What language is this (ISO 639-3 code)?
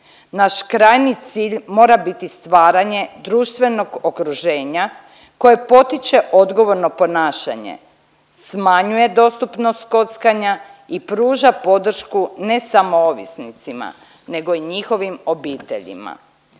hrv